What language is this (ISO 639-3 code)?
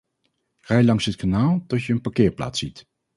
nld